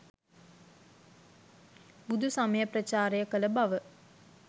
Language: Sinhala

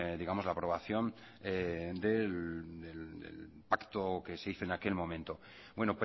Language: Spanish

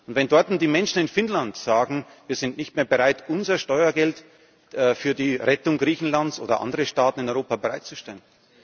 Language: German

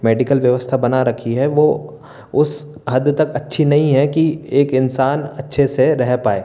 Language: Hindi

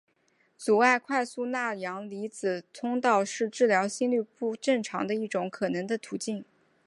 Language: Chinese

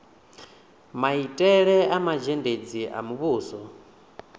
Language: Venda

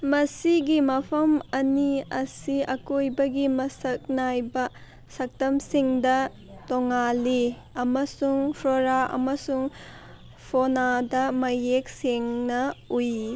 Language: Manipuri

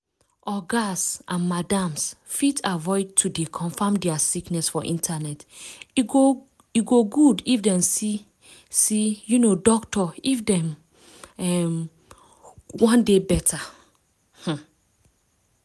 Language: Nigerian Pidgin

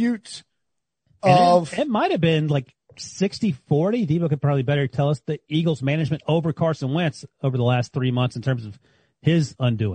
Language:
English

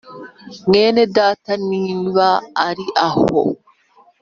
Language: Kinyarwanda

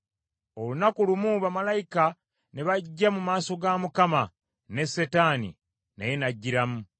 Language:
Ganda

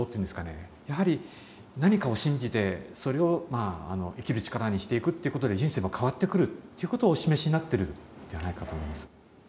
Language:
Japanese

